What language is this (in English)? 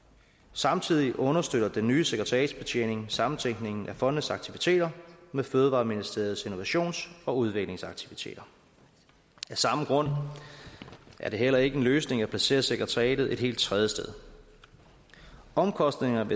Danish